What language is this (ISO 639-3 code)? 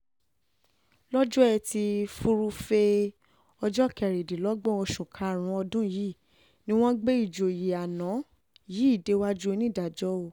yor